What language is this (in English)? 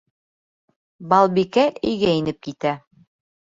Bashkir